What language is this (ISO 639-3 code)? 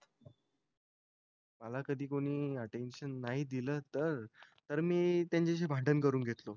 mar